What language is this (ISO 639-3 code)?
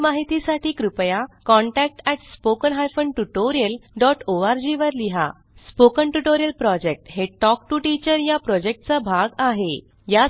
mar